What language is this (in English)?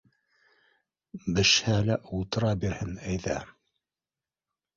Bashkir